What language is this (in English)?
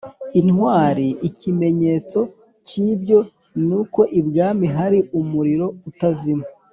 Kinyarwanda